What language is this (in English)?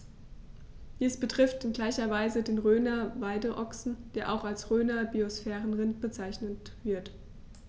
German